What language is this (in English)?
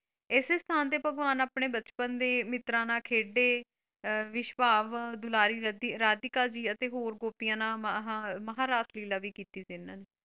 Punjabi